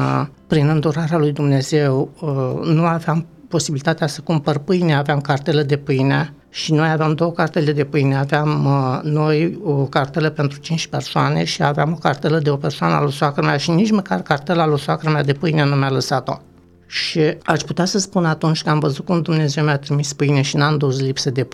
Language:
Romanian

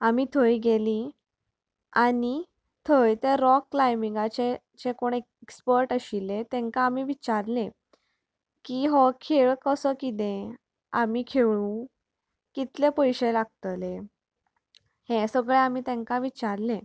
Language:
Konkani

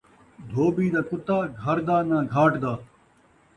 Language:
Saraiki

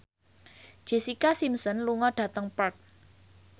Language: Javanese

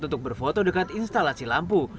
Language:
Indonesian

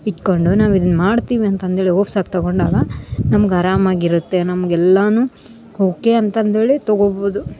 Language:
Kannada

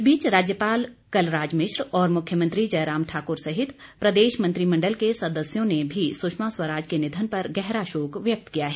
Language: Hindi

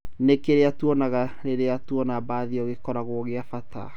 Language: Kikuyu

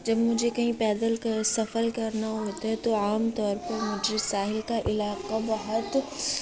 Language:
Urdu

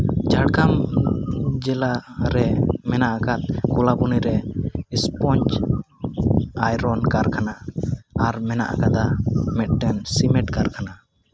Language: Santali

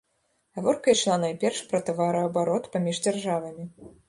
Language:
Belarusian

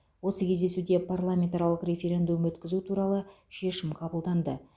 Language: Kazakh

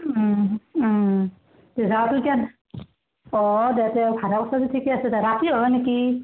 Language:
Assamese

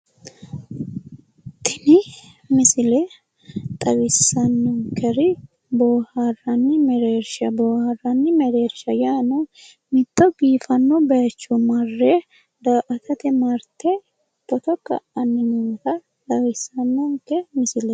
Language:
Sidamo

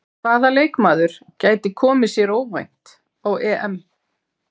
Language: Icelandic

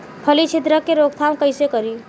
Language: Bhojpuri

